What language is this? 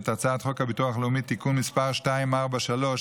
Hebrew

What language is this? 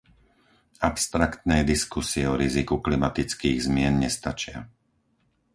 Slovak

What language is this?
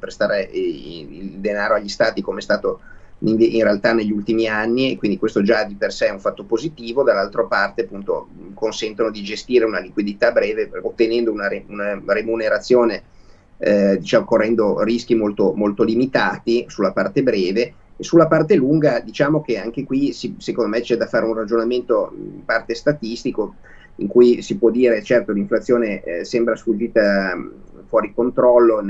Italian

